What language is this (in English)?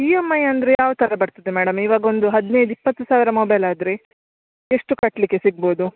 Kannada